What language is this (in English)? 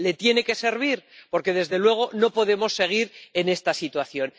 Spanish